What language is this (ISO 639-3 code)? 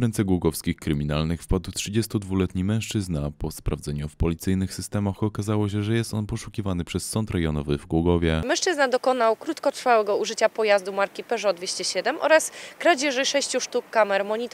pol